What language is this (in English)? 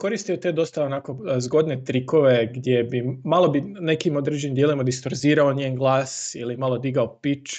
Croatian